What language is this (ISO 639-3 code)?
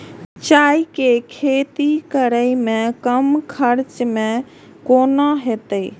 mai